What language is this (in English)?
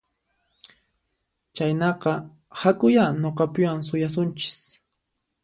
Puno Quechua